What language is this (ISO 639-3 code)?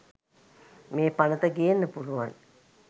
sin